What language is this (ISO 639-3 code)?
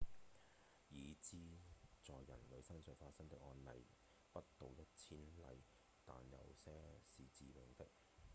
yue